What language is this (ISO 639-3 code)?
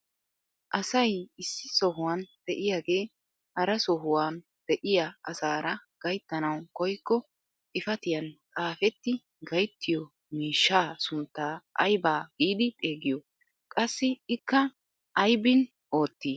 wal